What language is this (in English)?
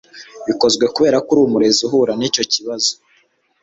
Kinyarwanda